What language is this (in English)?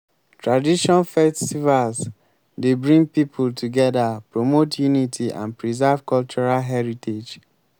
Nigerian Pidgin